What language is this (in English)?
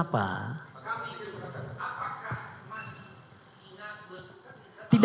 Indonesian